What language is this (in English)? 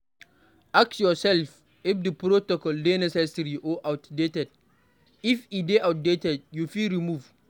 Nigerian Pidgin